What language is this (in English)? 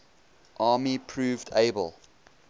English